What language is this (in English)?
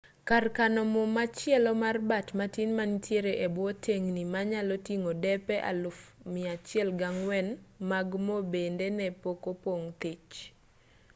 Luo (Kenya and Tanzania)